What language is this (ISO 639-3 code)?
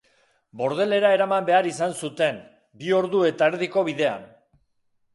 eus